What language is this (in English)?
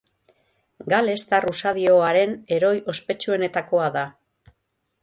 Basque